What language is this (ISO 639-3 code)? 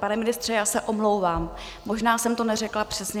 ces